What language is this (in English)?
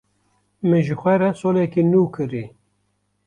Kurdish